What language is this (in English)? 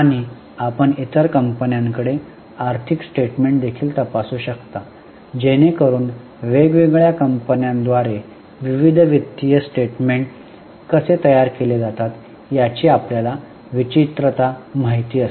Marathi